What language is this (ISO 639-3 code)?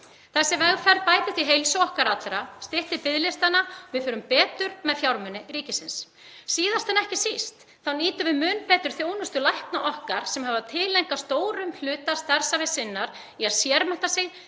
isl